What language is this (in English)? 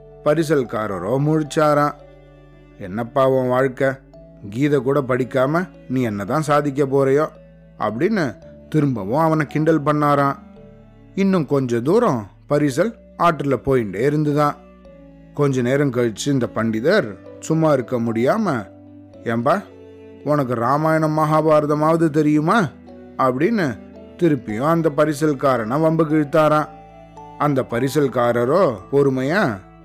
Tamil